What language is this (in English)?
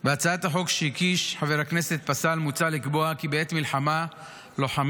Hebrew